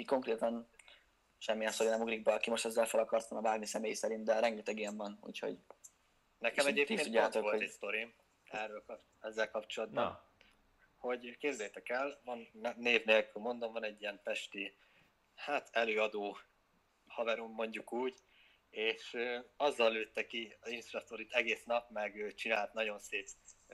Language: Hungarian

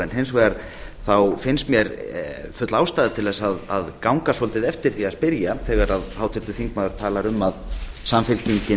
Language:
Icelandic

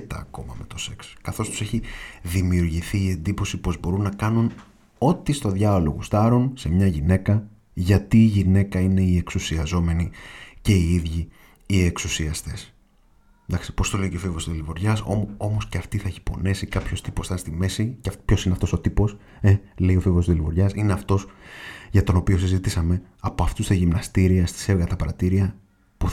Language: Greek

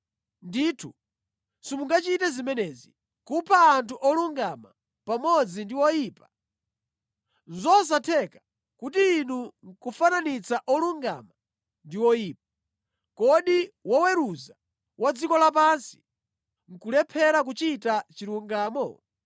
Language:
Nyanja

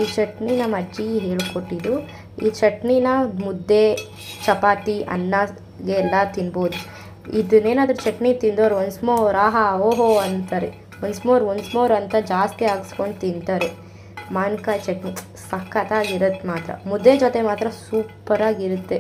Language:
Kannada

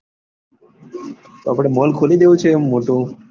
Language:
Gujarati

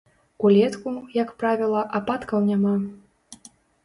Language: Belarusian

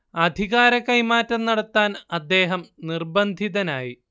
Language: Malayalam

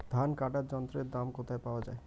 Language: Bangla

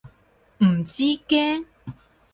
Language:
Cantonese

